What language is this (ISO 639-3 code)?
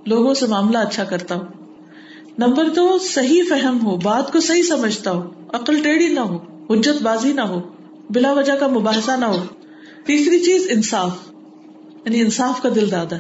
urd